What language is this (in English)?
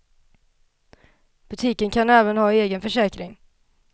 Swedish